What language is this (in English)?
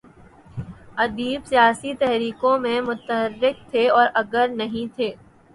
Urdu